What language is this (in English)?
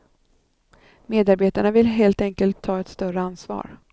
Swedish